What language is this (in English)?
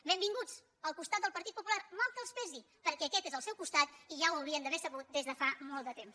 Catalan